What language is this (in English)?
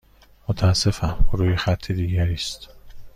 Persian